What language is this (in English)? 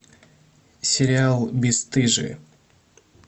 Russian